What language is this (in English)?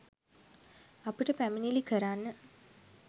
Sinhala